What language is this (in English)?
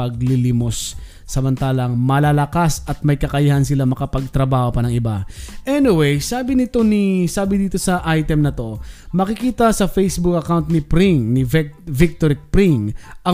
Filipino